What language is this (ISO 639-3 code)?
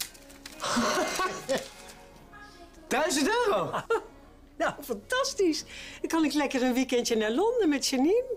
nld